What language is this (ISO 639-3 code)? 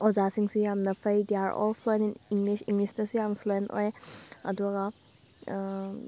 mni